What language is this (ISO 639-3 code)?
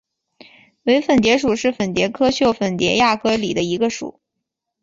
zho